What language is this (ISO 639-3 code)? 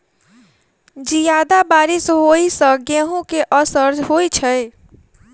mai